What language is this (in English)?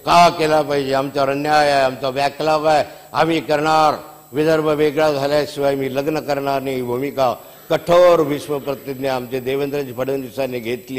Marathi